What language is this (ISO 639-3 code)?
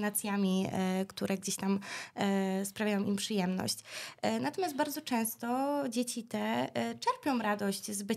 pol